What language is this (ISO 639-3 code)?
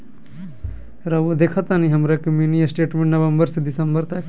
mag